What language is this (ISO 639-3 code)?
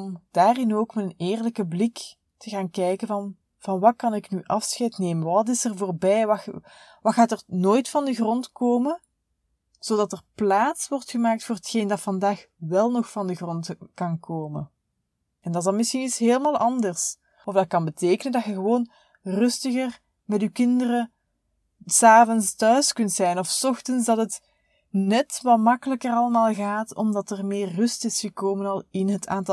nld